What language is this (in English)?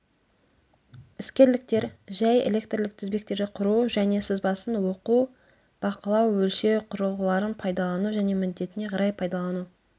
Kazakh